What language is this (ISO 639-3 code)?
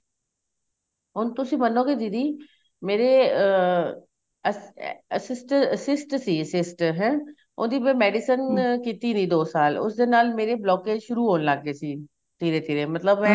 pan